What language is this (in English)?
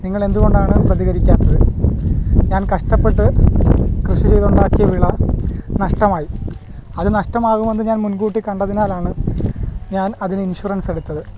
Malayalam